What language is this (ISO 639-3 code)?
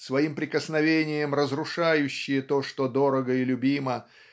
rus